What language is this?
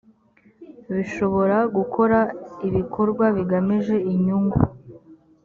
Kinyarwanda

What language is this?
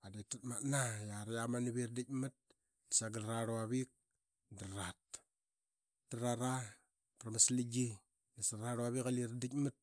Qaqet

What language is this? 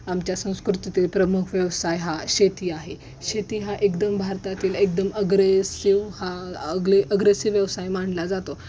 Marathi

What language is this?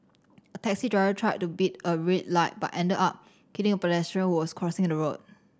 English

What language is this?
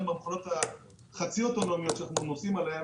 Hebrew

